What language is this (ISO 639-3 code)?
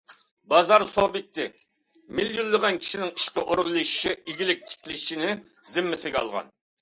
uig